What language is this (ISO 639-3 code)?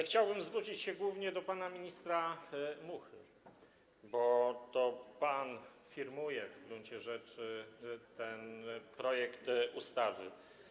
pol